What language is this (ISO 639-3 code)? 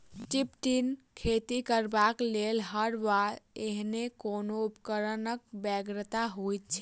mai